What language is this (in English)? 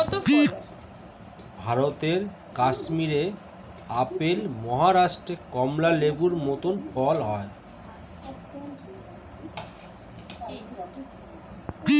Bangla